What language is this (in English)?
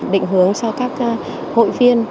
Vietnamese